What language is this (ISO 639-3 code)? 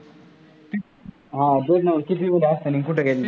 mar